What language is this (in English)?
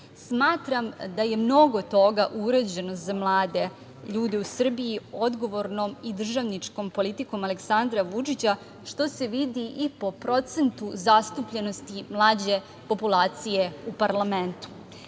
Serbian